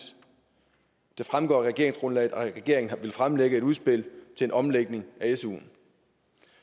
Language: Danish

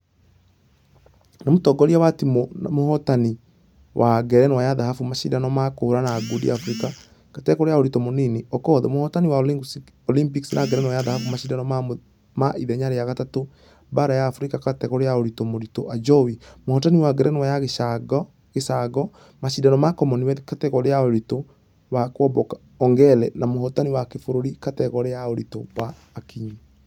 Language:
Kikuyu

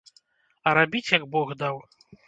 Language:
Belarusian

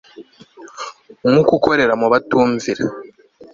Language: Kinyarwanda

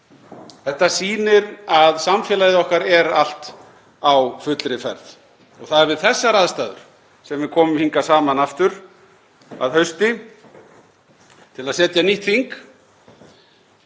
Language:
Icelandic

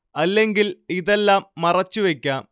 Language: Malayalam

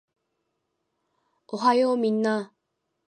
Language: Japanese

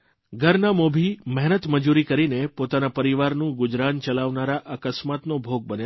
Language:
Gujarati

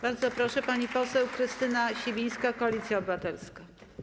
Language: Polish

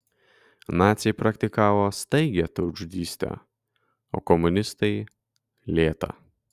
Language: Lithuanian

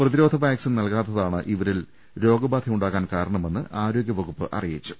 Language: Malayalam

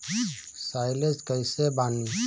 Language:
Bhojpuri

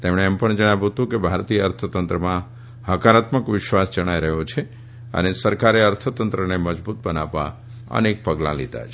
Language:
Gujarati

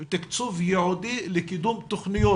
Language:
Hebrew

